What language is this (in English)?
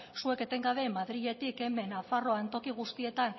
Basque